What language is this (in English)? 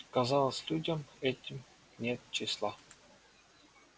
Russian